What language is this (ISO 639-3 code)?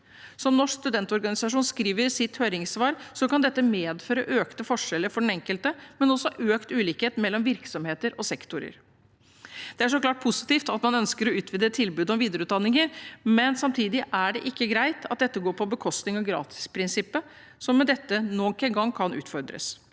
nor